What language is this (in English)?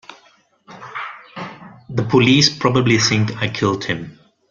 English